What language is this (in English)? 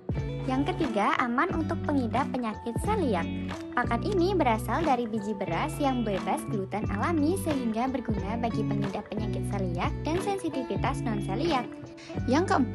Indonesian